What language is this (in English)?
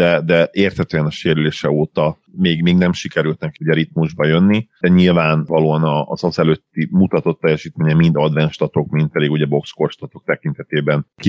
Hungarian